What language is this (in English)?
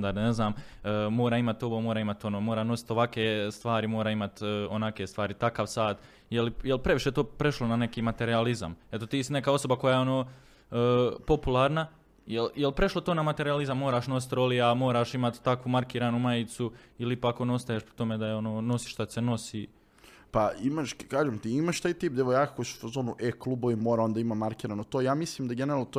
Croatian